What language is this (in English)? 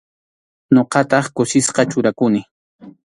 Arequipa-La Unión Quechua